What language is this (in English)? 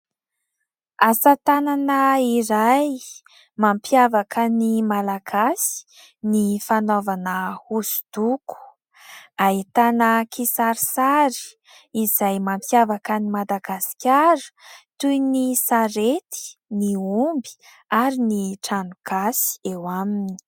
Malagasy